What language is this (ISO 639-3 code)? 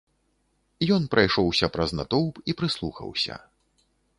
bel